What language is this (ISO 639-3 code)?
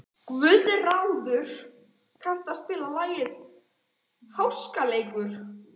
isl